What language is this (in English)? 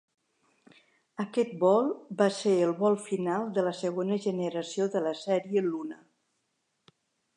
Catalan